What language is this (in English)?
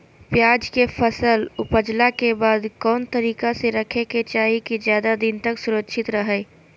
Magahi